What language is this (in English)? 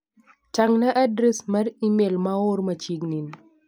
Luo (Kenya and Tanzania)